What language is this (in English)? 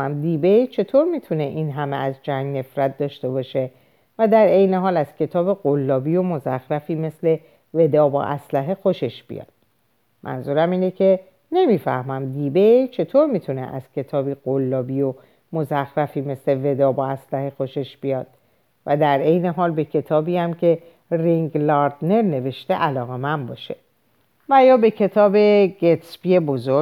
Persian